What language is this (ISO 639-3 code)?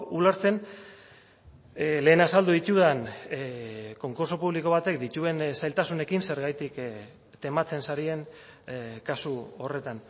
eus